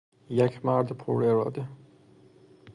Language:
Persian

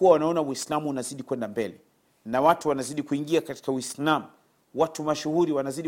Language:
Swahili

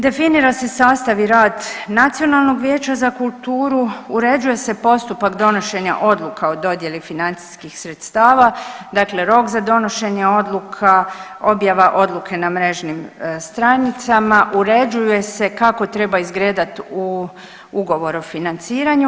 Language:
Croatian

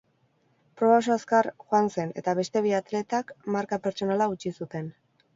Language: Basque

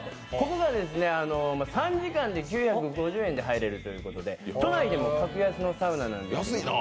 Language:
Japanese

